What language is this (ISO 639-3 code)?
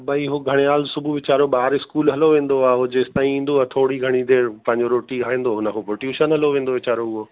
snd